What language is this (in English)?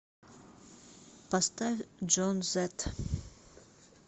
Russian